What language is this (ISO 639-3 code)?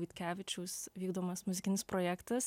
lit